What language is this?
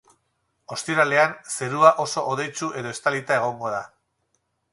Basque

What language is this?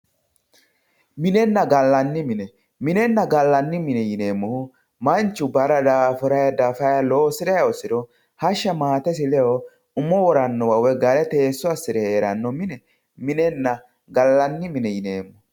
Sidamo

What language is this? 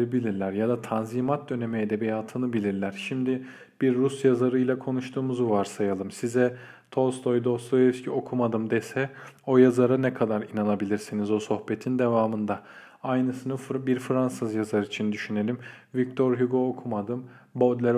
Turkish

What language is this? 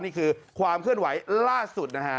Thai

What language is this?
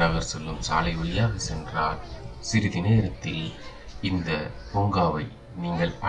Arabic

